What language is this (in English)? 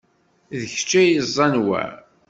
Kabyle